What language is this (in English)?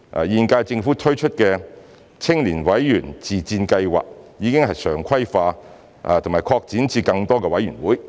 Cantonese